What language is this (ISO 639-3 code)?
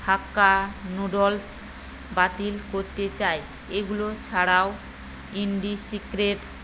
ben